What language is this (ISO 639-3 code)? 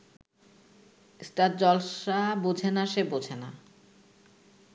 ben